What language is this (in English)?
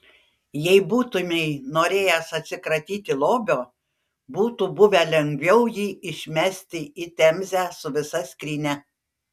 Lithuanian